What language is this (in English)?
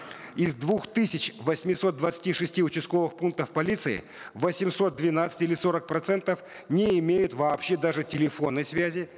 Kazakh